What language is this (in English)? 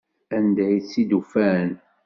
Kabyle